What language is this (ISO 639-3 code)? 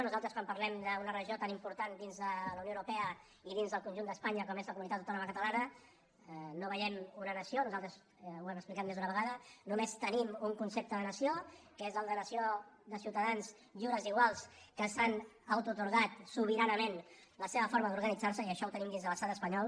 cat